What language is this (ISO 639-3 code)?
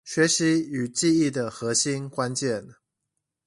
zho